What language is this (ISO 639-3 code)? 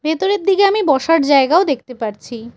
ben